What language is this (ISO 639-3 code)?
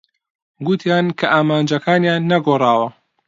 ckb